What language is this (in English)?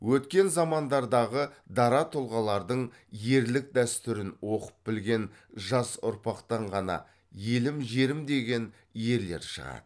Kazakh